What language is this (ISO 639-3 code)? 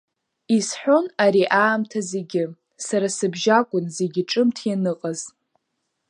abk